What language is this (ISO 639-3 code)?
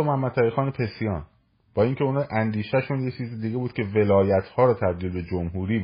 fas